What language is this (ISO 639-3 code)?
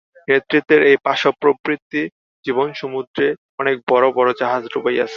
ben